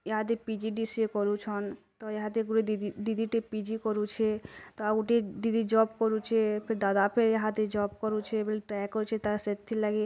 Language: Odia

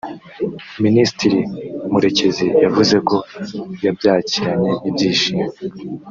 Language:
Kinyarwanda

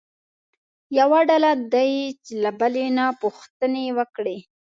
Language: Pashto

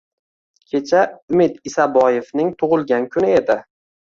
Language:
Uzbek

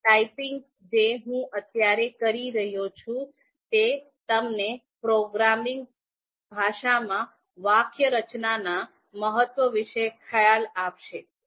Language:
Gujarati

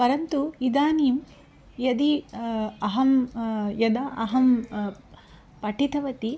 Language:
Sanskrit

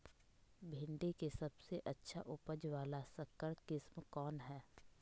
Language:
Magahi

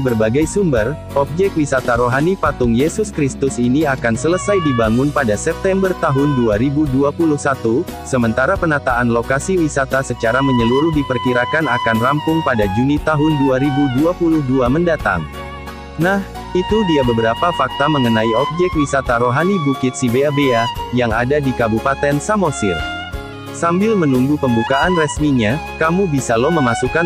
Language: Indonesian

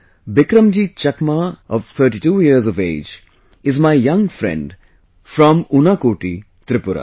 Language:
English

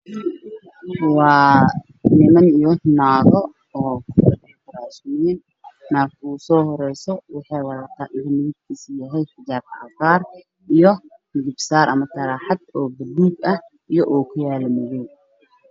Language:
Somali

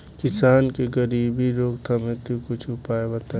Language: Bhojpuri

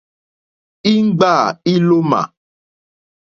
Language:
Mokpwe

